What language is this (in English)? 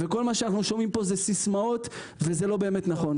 Hebrew